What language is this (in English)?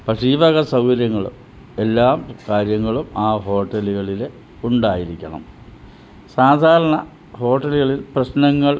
Malayalam